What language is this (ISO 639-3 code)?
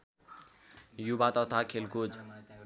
nep